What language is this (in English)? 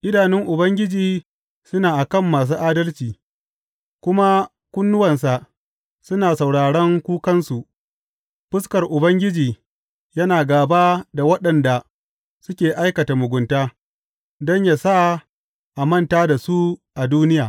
Hausa